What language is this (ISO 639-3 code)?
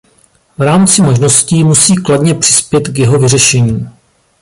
ces